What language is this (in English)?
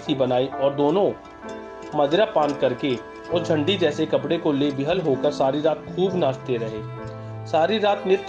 Hindi